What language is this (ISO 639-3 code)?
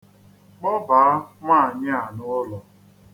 ibo